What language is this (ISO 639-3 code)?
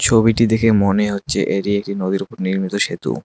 ben